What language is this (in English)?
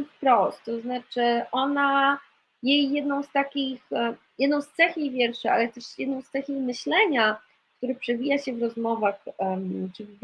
Polish